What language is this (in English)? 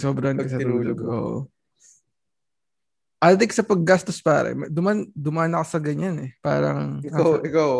Filipino